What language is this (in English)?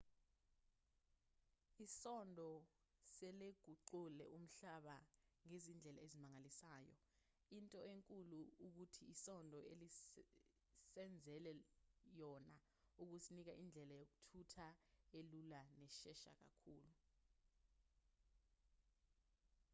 Zulu